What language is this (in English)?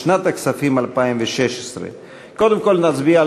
Hebrew